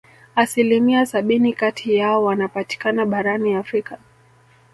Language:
Swahili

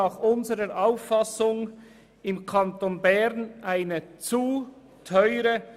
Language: Swiss German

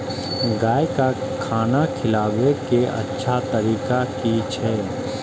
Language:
Maithili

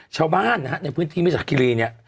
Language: Thai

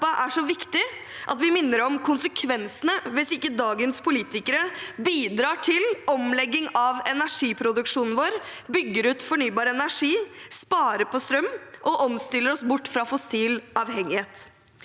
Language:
Norwegian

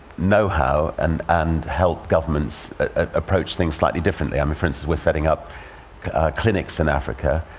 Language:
English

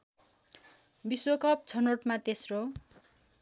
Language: Nepali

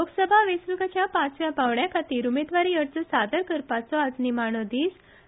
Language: Konkani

